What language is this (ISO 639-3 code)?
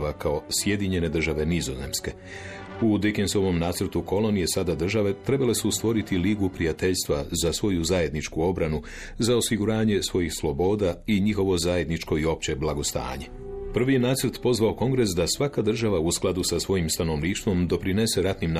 hrv